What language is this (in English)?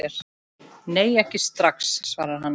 Icelandic